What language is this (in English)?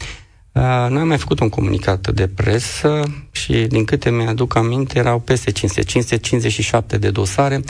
Romanian